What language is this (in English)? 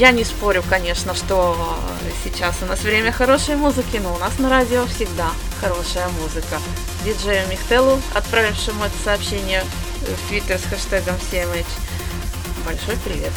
Russian